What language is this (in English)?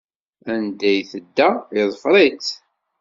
Kabyle